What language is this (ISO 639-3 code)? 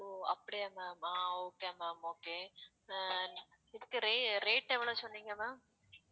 tam